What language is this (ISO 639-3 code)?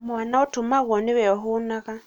kik